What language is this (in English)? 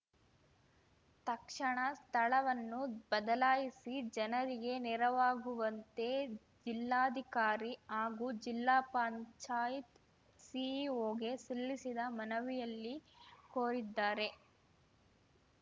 Kannada